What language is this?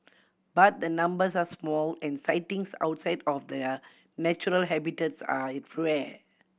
English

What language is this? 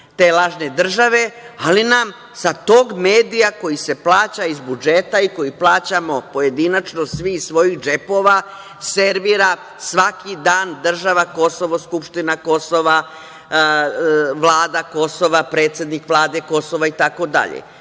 Serbian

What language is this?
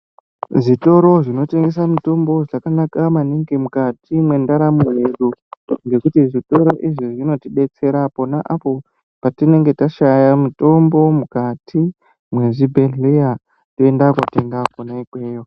Ndau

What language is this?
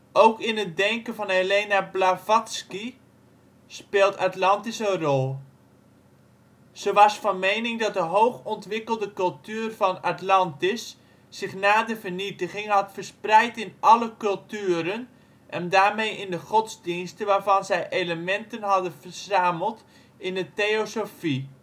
Dutch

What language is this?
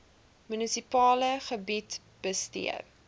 Afrikaans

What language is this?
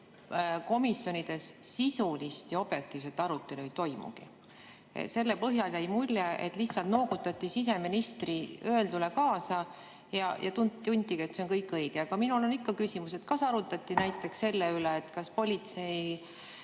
Estonian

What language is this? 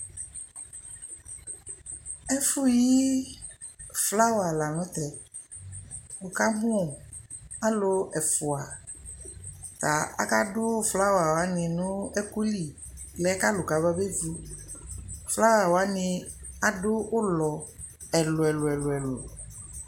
Ikposo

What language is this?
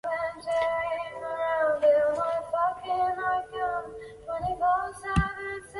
Chinese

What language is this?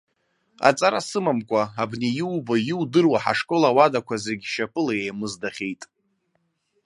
Abkhazian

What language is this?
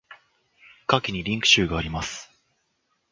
Japanese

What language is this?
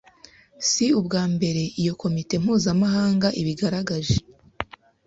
Kinyarwanda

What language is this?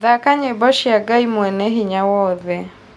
Kikuyu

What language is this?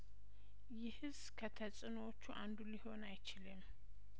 Amharic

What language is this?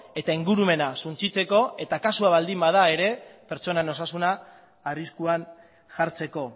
Basque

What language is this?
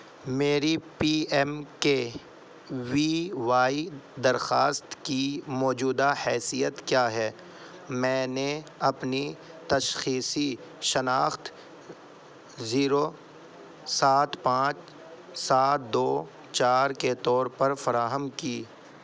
Urdu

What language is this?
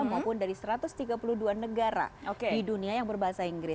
Indonesian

